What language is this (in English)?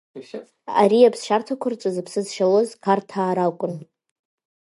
Abkhazian